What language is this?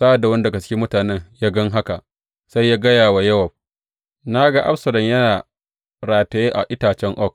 Hausa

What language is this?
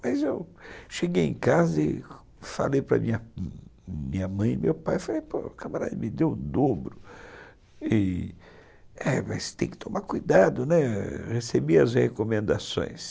Portuguese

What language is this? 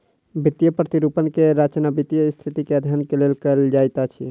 Maithili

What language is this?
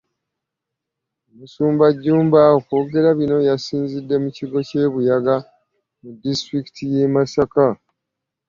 Ganda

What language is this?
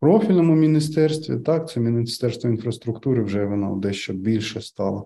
Ukrainian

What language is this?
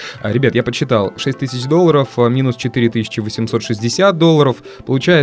Russian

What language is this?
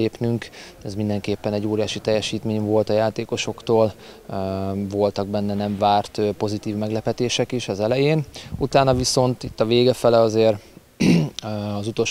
Hungarian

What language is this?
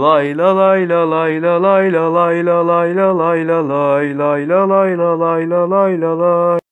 Turkish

